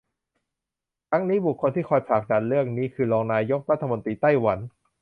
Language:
Thai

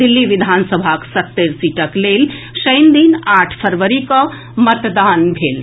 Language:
Maithili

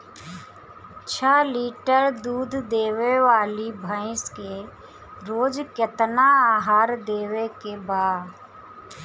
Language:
Bhojpuri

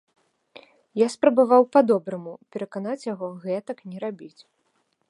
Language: Belarusian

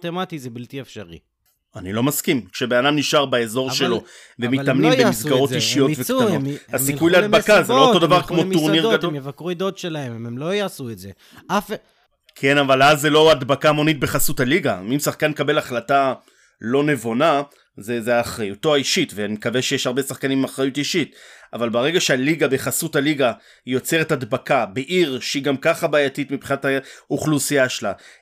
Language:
Hebrew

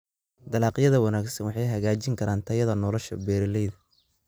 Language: Somali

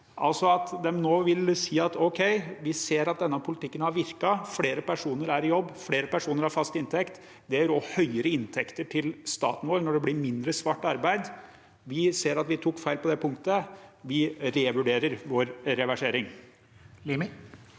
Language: Norwegian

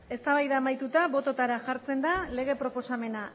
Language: Basque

